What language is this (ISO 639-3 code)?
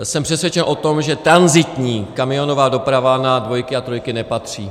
ces